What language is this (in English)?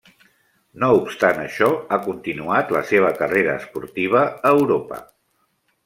Catalan